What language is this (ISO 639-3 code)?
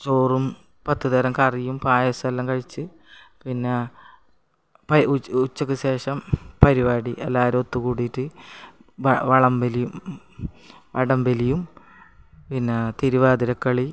mal